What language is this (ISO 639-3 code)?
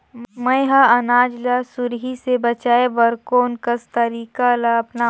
hne